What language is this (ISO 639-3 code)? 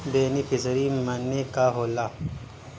bho